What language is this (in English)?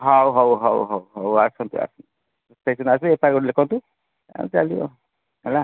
Odia